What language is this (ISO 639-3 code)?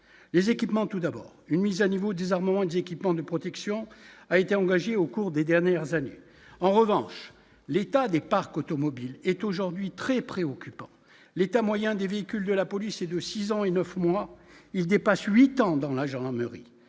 fra